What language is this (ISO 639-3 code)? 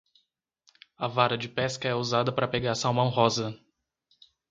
por